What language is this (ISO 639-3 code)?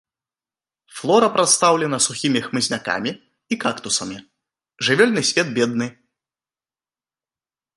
bel